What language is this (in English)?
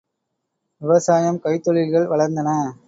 Tamil